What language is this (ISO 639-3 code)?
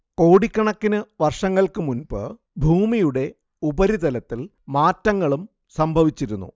mal